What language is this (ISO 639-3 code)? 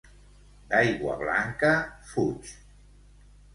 cat